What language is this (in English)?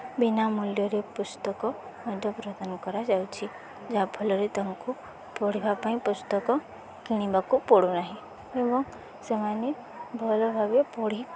Odia